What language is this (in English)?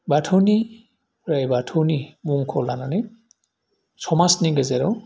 Bodo